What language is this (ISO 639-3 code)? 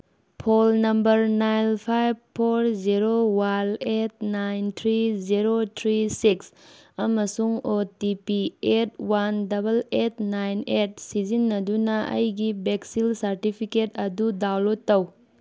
mni